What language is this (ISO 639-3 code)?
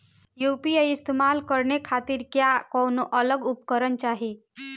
bho